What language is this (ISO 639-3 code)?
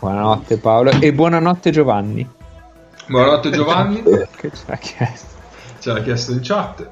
ita